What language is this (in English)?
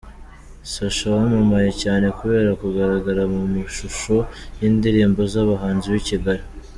Kinyarwanda